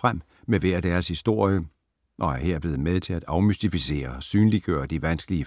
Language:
Danish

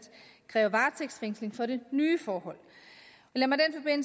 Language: Danish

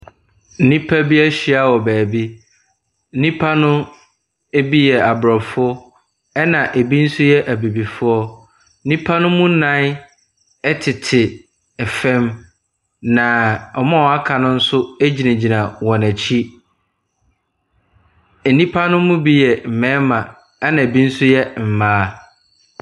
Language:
Akan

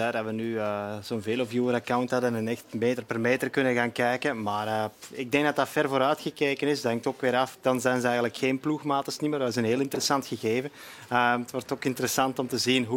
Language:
Dutch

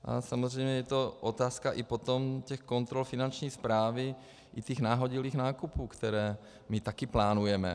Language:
Czech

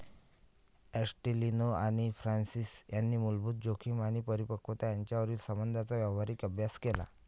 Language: Marathi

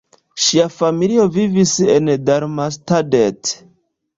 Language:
Esperanto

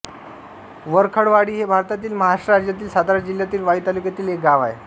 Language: Marathi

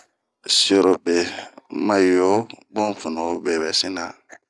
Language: Bomu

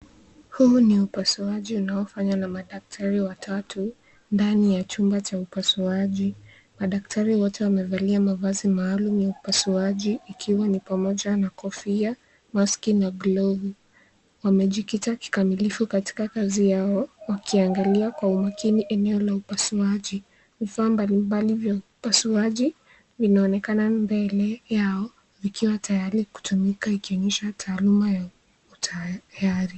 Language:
Swahili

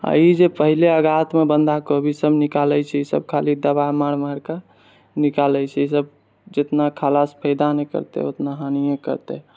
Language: Maithili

